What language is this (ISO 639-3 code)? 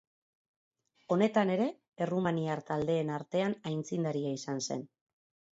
eus